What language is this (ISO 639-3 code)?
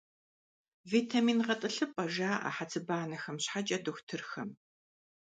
kbd